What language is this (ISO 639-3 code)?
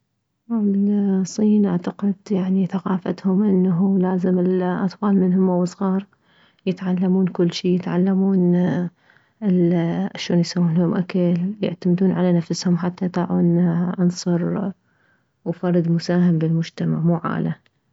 acm